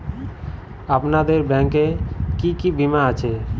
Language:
Bangla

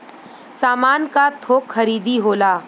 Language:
Bhojpuri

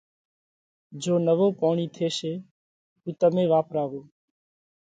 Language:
Parkari Koli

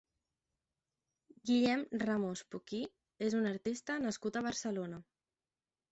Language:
Catalan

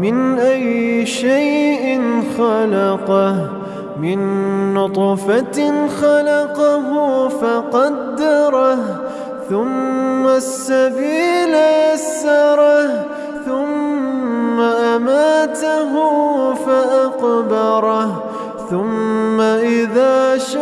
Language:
Arabic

